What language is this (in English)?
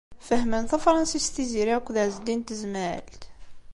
Kabyle